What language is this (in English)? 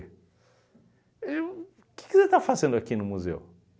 Portuguese